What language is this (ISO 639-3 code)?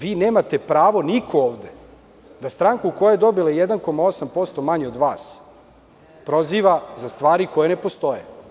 srp